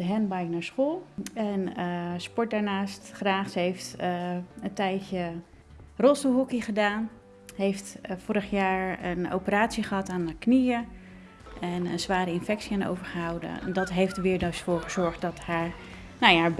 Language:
Dutch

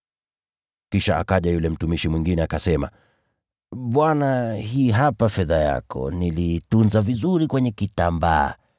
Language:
Swahili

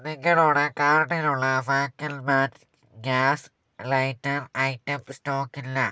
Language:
Malayalam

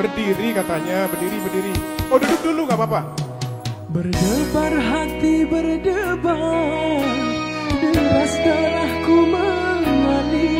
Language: Indonesian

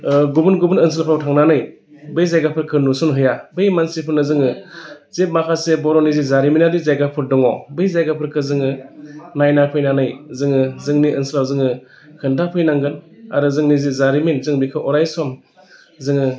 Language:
Bodo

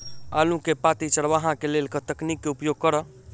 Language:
Maithili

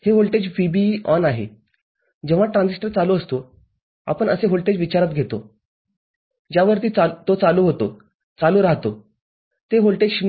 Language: Marathi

